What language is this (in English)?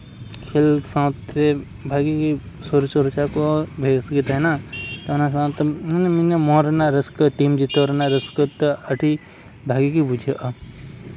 Santali